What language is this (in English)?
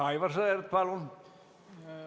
Estonian